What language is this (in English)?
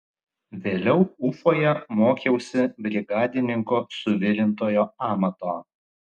Lithuanian